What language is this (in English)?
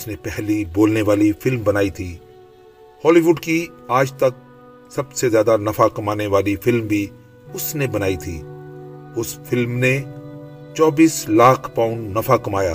Urdu